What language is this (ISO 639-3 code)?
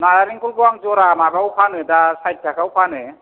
brx